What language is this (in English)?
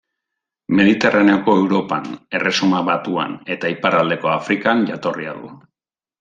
Basque